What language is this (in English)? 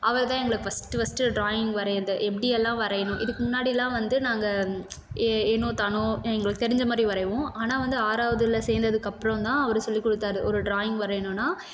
Tamil